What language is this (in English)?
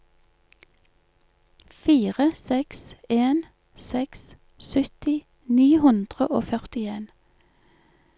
Norwegian